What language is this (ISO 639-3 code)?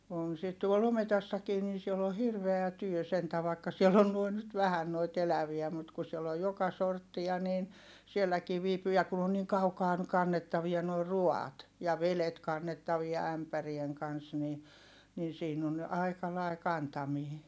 fin